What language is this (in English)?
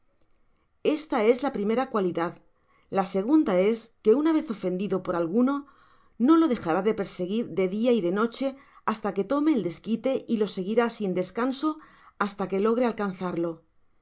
Spanish